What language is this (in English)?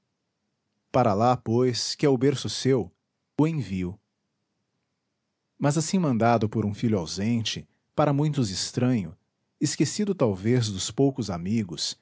Portuguese